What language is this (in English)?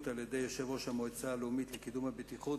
Hebrew